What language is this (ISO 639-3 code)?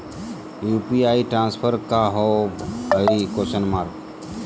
mag